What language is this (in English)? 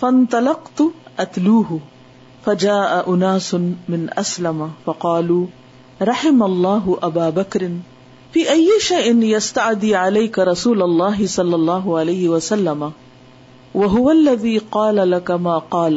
Urdu